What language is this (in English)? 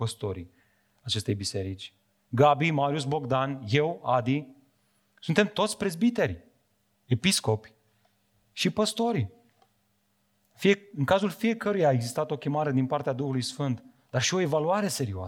Romanian